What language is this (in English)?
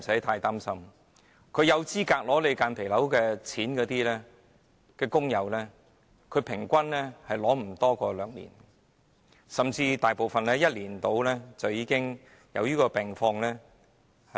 Cantonese